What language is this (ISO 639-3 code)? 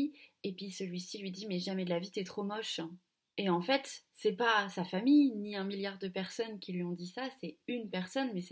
fra